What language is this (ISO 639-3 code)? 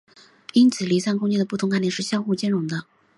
zho